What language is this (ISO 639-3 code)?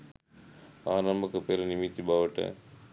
sin